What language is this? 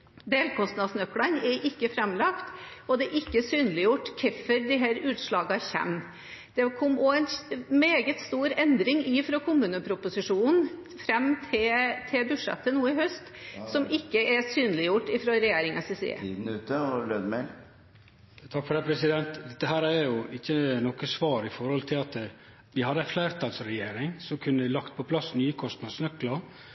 Norwegian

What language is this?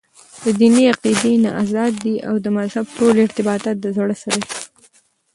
Pashto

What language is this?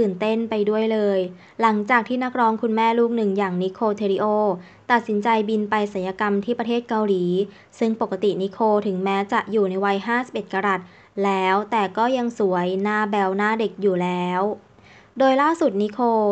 Thai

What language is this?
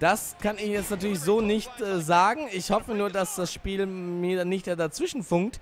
German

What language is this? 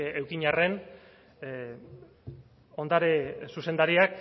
Basque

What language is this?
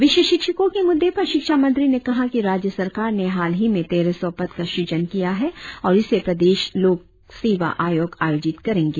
Hindi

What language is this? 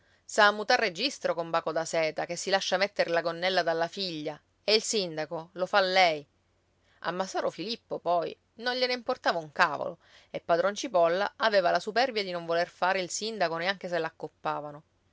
Italian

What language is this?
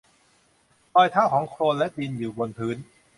Thai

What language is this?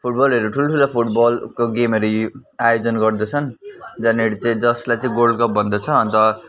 Nepali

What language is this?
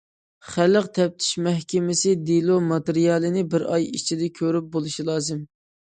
Uyghur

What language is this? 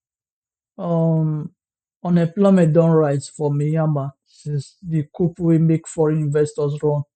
Nigerian Pidgin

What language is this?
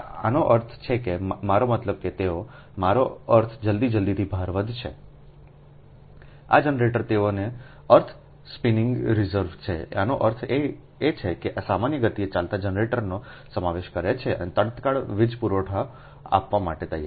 Gujarati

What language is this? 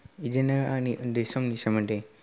Bodo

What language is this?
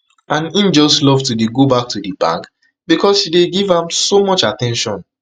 Nigerian Pidgin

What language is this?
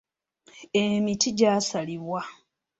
Ganda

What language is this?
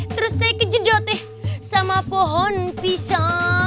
Indonesian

